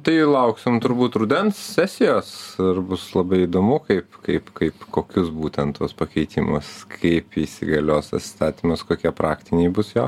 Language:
Lithuanian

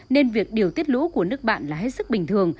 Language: Vietnamese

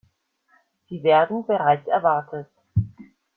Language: German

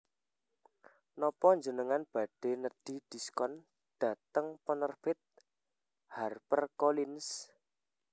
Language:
Javanese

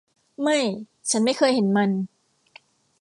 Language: Thai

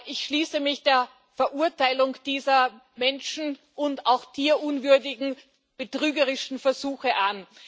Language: German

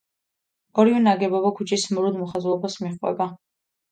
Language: Georgian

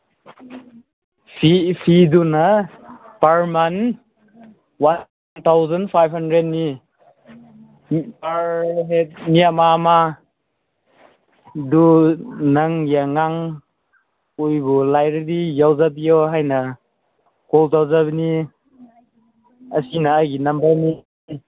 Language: Manipuri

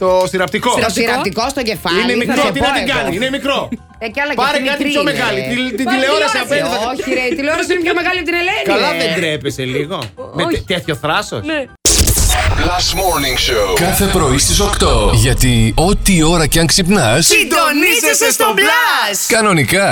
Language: Greek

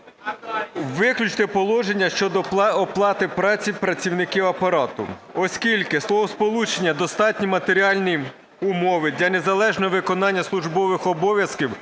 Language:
Ukrainian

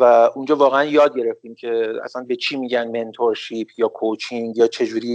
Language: Persian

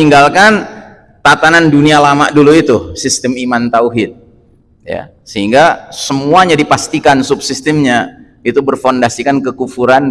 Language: Indonesian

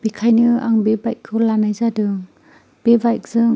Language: Bodo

